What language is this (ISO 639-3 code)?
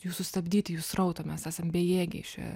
lit